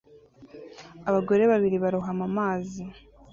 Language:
Kinyarwanda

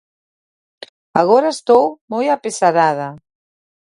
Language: Galician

